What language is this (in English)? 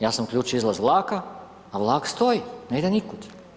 Croatian